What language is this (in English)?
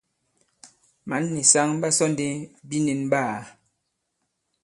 Bankon